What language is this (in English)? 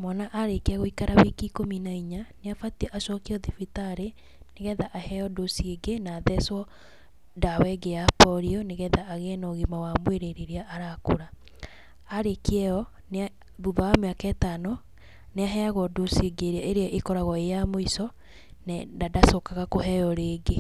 Kikuyu